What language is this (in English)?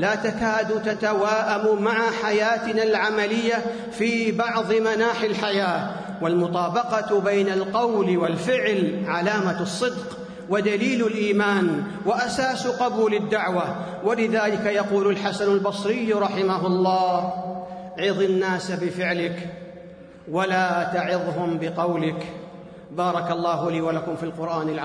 Arabic